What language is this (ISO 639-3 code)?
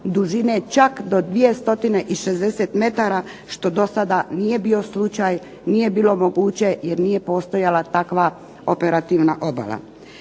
hrv